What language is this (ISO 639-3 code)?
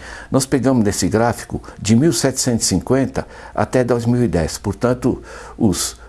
por